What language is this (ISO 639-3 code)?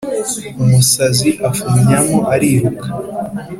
kin